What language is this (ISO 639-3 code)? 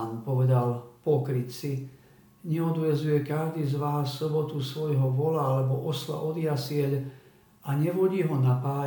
slk